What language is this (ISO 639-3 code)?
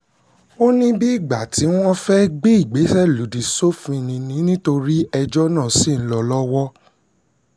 yor